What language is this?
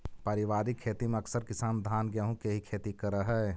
Magahi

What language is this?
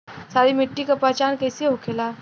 Bhojpuri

